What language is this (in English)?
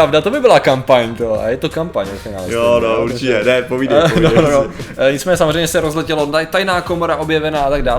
Czech